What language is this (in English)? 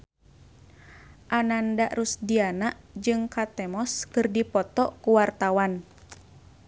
Sundanese